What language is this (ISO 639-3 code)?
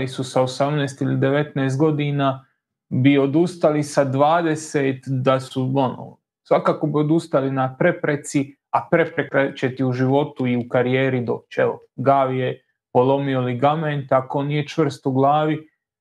hrv